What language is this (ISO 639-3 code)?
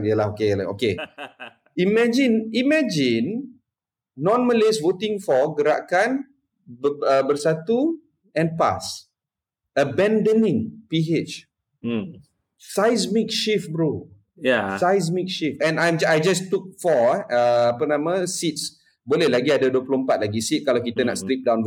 msa